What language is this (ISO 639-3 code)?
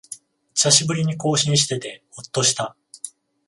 jpn